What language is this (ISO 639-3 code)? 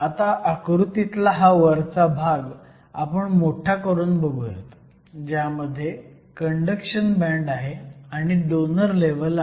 mar